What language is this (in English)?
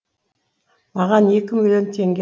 Kazakh